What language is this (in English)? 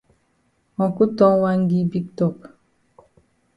Cameroon Pidgin